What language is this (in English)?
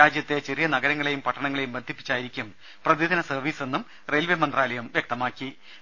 Malayalam